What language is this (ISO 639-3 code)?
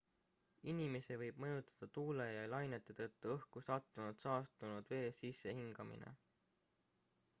est